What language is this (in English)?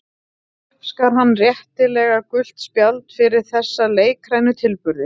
Icelandic